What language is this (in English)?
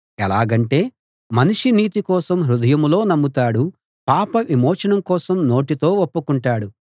Telugu